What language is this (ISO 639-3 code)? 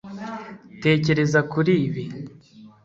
kin